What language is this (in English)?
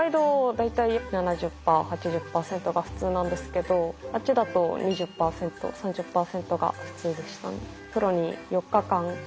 Japanese